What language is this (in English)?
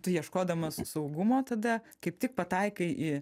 Lithuanian